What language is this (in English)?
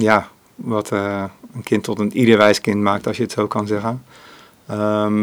Dutch